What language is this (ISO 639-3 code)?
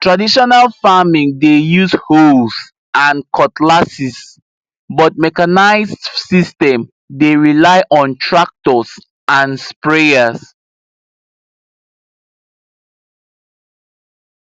pcm